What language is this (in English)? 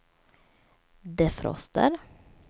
Swedish